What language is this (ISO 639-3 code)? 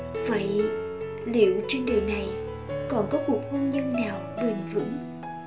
vie